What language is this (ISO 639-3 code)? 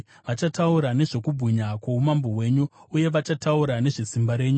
sna